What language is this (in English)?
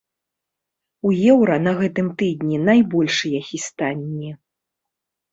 Belarusian